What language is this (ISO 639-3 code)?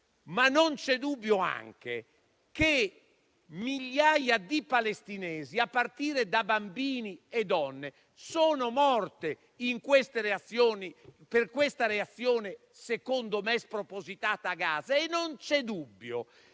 ita